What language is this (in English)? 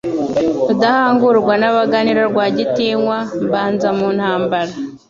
Kinyarwanda